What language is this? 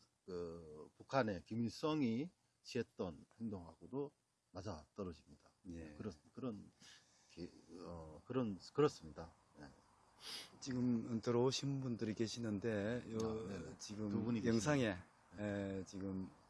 Korean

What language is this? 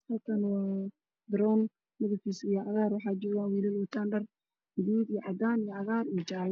Somali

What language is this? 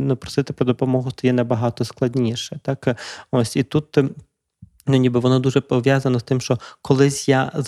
Ukrainian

